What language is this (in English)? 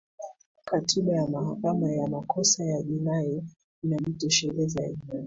Swahili